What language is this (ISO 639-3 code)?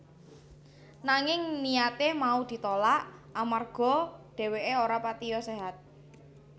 jav